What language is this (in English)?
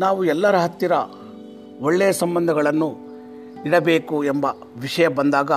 Kannada